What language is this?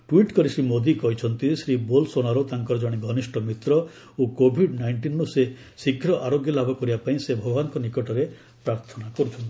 Odia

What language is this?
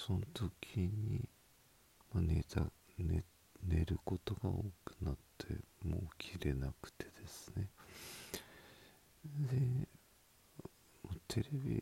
Japanese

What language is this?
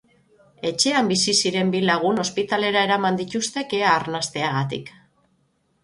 Basque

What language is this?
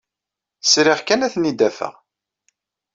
Kabyle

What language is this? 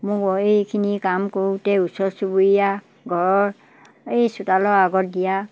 Assamese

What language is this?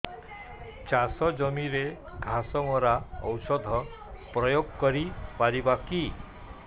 Odia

